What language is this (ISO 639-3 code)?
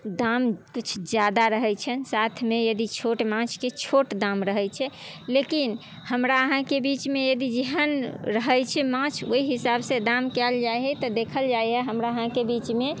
mai